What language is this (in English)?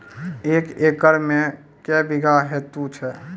Maithili